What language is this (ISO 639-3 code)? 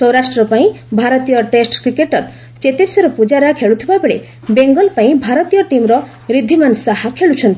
ori